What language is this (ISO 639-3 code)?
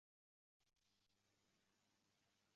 uzb